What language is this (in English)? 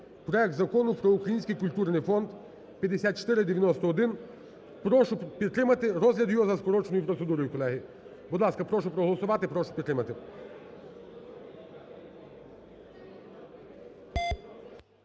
Ukrainian